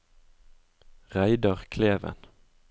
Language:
Norwegian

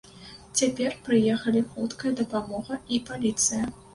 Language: Belarusian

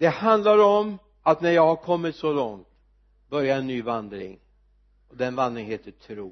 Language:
Swedish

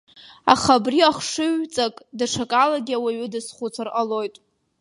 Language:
Abkhazian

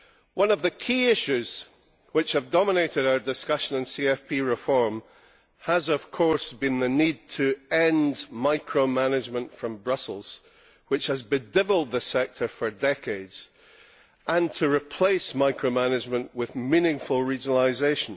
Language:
English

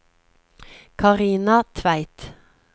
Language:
Norwegian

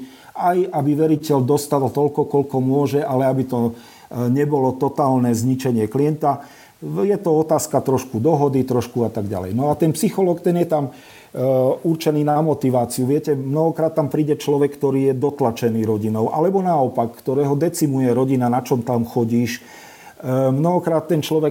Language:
Slovak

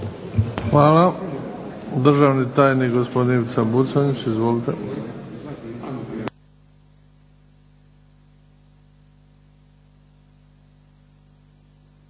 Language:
Croatian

